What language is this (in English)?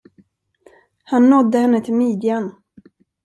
Swedish